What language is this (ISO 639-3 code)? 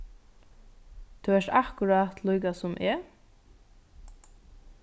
fao